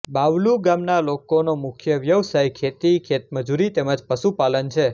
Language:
Gujarati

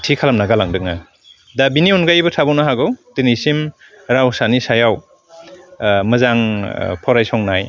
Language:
Bodo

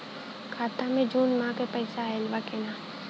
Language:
Bhojpuri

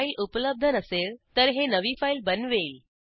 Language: Marathi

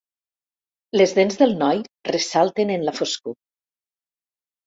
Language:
Catalan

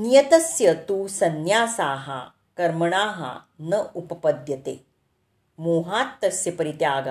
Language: Marathi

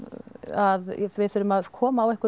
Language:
Icelandic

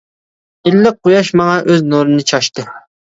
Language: Uyghur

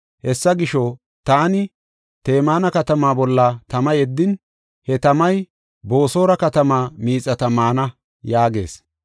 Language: Gofa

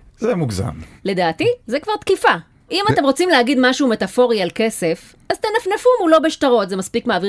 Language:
Hebrew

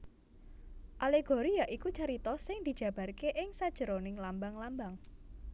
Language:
Javanese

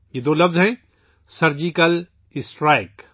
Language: Urdu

